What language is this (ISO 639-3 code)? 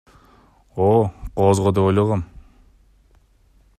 kir